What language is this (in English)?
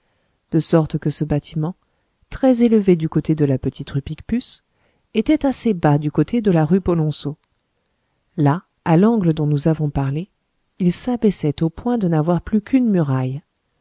French